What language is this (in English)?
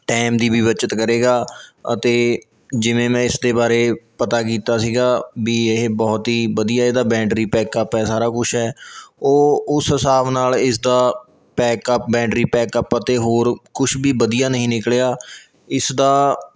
Punjabi